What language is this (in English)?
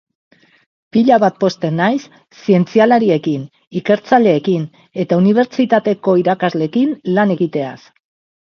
Basque